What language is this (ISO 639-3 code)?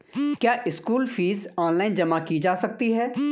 hin